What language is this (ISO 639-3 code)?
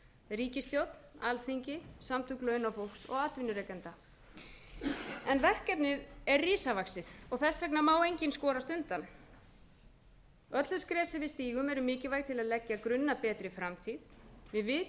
isl